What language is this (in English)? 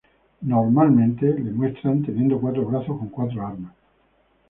Spanish